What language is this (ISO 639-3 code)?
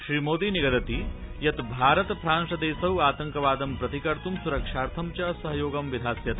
san